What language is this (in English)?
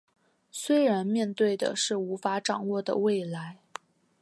Chinese